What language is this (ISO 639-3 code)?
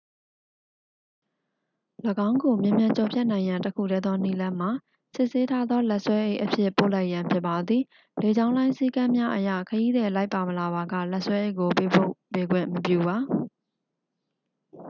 mya